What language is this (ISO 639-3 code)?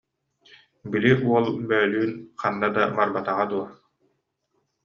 sah